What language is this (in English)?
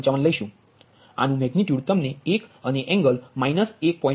Gujarati